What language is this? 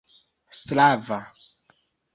Esperanto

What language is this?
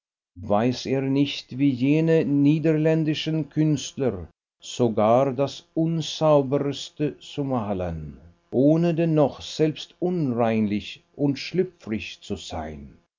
German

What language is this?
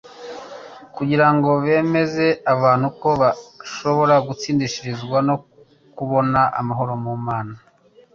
Kinyarwanda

